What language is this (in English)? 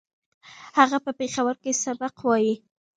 Pashto